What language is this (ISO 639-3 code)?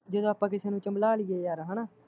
pan